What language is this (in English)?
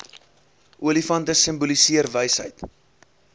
Afrikaans